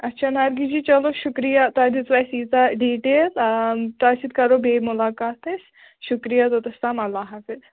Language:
Kashmiri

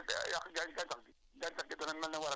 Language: Wolof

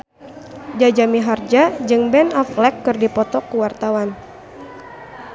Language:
Sundanese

